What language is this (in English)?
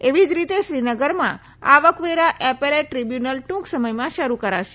Gujarati